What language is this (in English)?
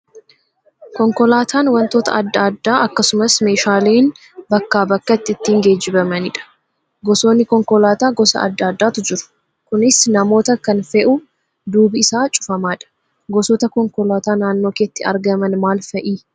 Oromo